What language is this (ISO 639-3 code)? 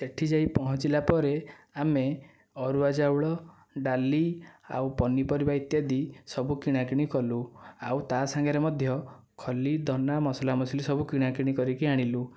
ori